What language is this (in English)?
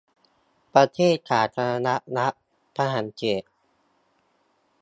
Thai